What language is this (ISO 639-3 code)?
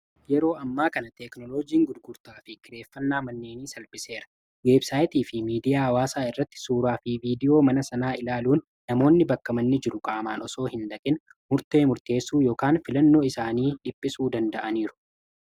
orm